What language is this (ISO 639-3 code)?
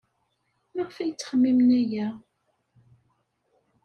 kab